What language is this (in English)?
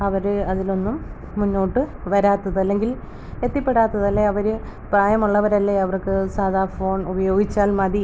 Malayalam